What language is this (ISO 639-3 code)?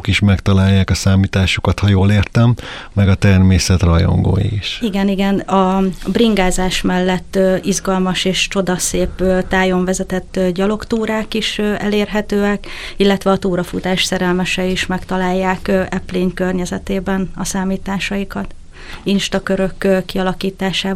hun